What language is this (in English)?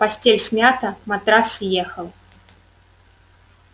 Russian